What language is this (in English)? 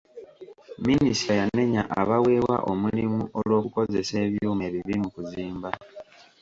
Ganda